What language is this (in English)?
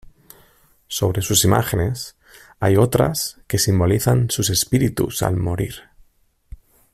Spanish